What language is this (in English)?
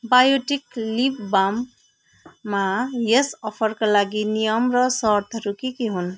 Nepali